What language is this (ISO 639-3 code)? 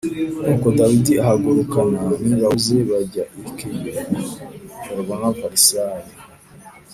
kin